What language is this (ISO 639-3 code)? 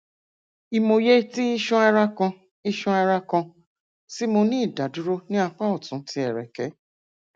yor